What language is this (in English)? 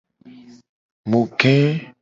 Gen